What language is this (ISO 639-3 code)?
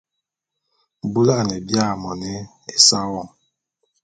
bum